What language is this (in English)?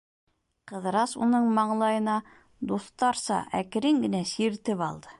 Bashkir